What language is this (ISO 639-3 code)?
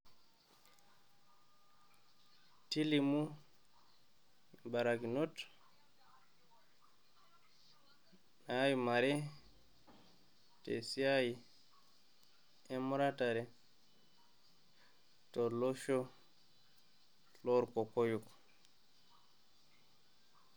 mas